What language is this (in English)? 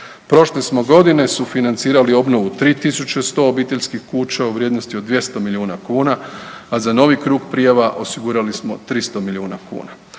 Croatian